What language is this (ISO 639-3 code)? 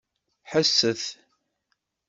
kab